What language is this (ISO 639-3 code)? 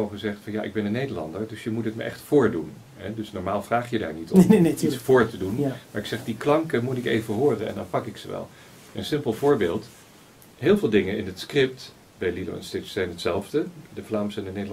nld